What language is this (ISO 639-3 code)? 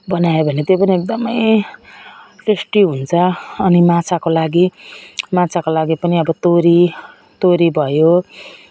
nep